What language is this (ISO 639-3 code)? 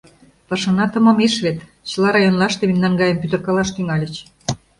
chm